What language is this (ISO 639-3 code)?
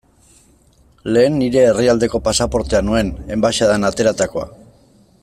eus